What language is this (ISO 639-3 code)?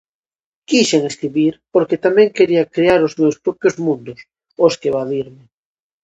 glg